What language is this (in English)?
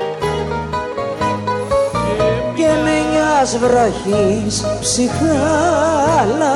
Greek